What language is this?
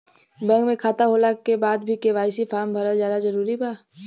Bhojpuri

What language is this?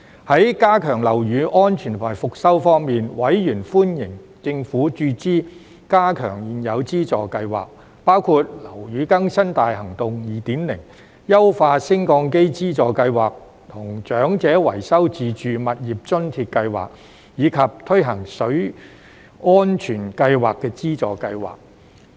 Cantonese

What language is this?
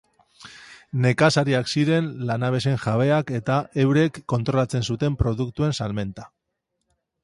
Basque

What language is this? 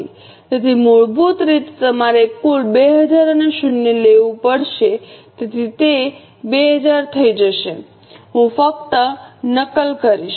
Gujarati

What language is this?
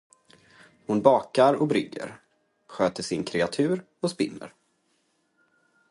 Swedish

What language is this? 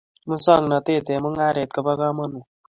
Kalenjin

